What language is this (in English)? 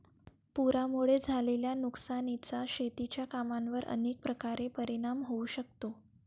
Marathi